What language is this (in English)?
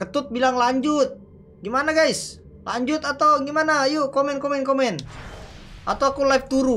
Indonesian